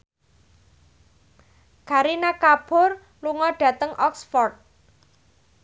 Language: Javanese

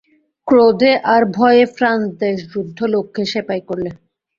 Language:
Bangla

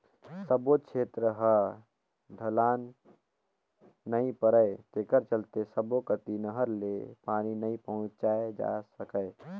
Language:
Chhattisgarhi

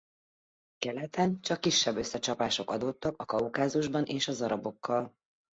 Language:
Hungarian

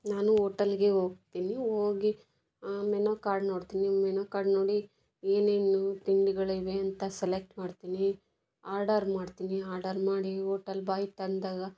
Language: Kannada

